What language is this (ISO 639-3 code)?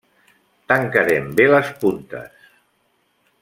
cat